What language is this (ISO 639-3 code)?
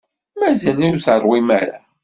kab